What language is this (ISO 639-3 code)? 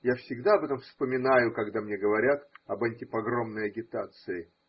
rus